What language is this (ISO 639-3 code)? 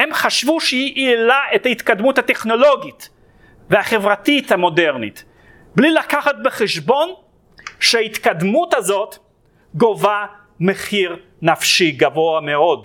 heb